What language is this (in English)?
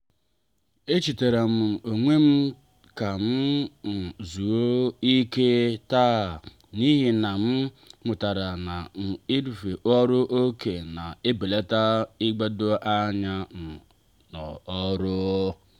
Igbo